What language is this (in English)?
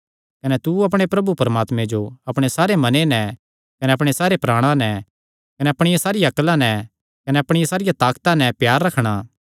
Kangri